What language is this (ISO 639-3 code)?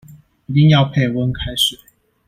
zho